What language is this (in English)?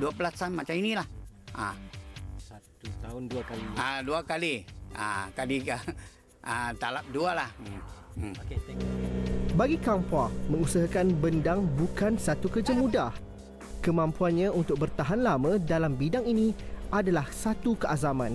Malay